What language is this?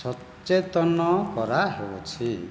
Odia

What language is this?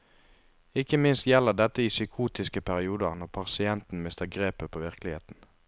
Norwegian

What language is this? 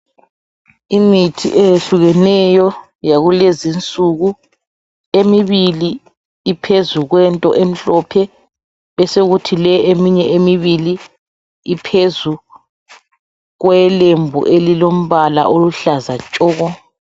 North Ndebele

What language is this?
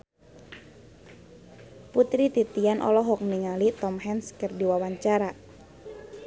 Sundanese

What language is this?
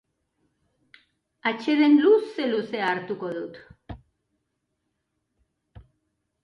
Basque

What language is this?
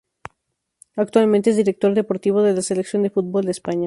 Spanish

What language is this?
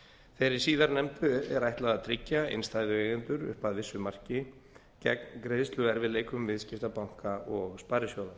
Icelandic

